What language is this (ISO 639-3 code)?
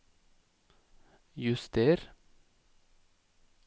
nor